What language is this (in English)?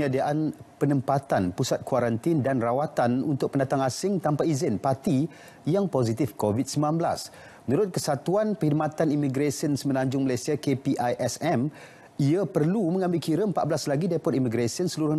Malay